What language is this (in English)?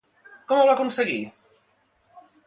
Catalan